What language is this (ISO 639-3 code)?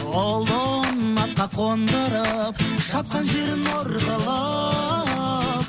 kaz